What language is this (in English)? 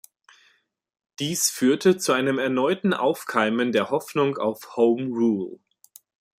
German